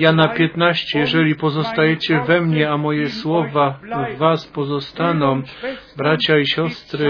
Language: Polish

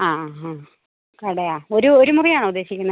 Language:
Malayalam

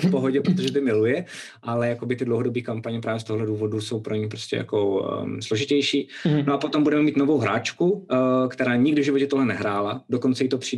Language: Czech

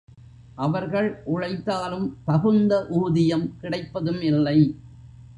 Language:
Tamil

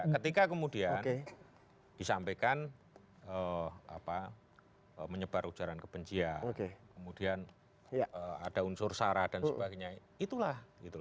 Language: Indonesian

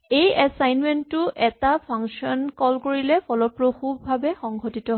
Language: Assamese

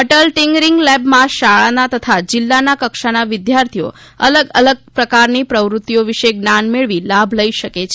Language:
Gujarati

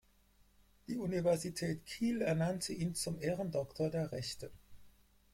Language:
German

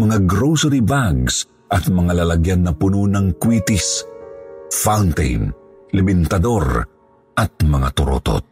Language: Filipino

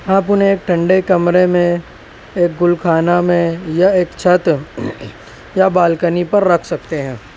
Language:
Urdu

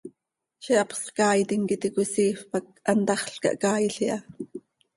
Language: Seri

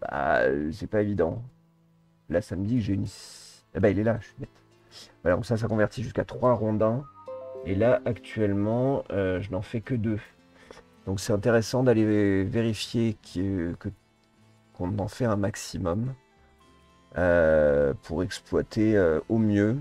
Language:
French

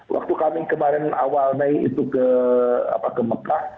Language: Indonesian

